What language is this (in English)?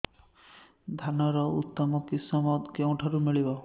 Odia